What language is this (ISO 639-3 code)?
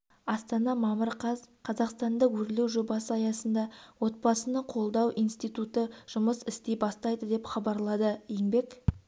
kaz